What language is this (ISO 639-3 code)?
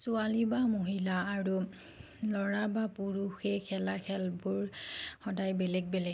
asm